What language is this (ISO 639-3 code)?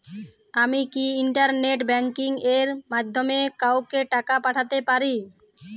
ben